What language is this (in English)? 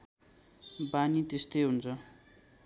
Nepali